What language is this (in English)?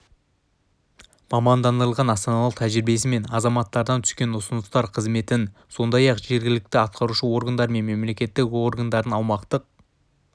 Kazakh